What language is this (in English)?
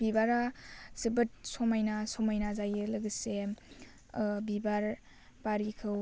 Bodo